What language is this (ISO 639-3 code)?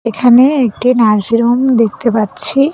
ben